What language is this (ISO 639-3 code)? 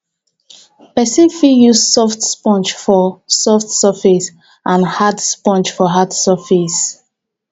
pcm